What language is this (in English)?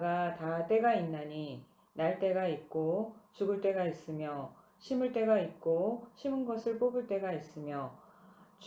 Korean